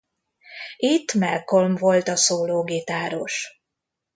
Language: Hungarian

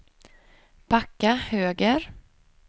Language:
Swedish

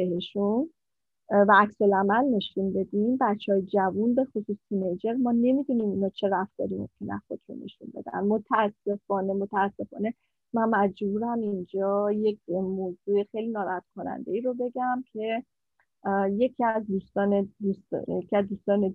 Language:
Persian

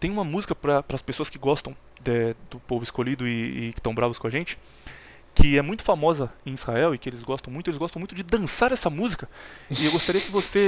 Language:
Portuguese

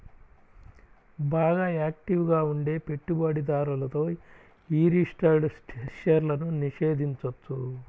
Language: Telugu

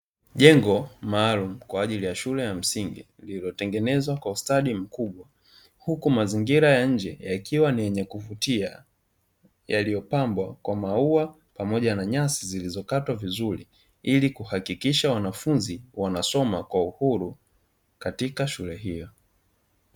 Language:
Swahili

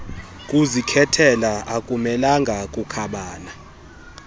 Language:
Xhosa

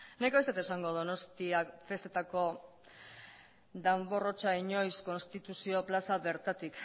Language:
Basque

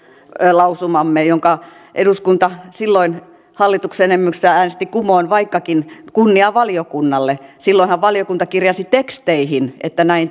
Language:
Finnish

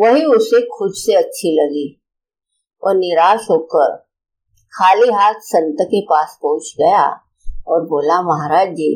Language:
Hindi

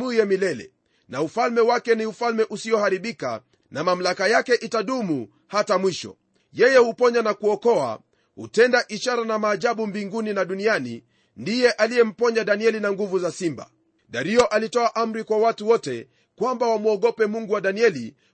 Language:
Swahili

